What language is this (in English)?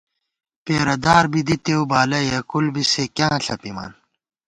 Gawar-Bati